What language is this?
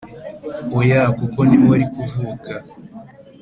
Kinyarwanda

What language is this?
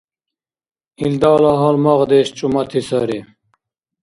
Dargwa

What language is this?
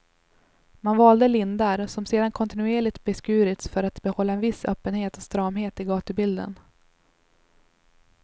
Swedish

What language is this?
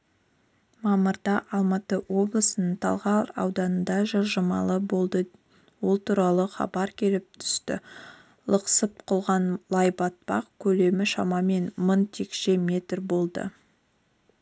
Kazakh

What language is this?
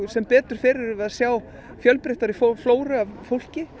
Icelandic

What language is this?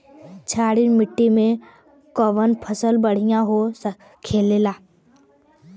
Bhojpuri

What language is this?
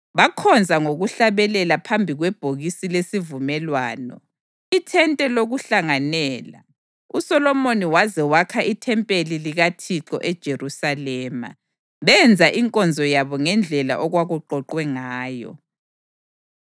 North Ndebele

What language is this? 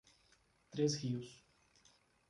Portuguese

